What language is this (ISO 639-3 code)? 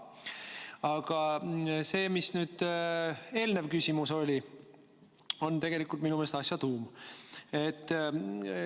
est